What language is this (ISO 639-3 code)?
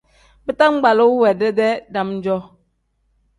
kdh